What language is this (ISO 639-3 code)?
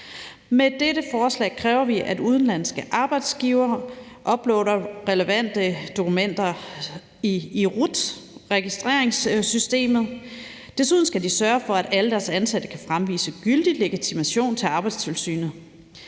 dan